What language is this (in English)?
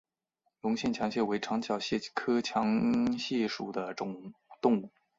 Chinese